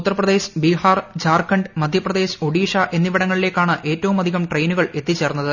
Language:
Malayalam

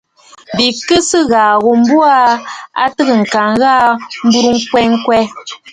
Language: Bafut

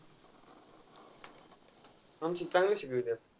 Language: Marathi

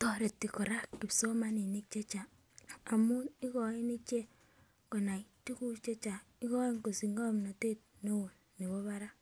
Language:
Kalenjin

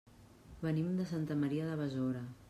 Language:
Catalan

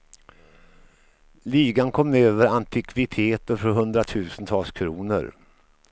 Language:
Swedish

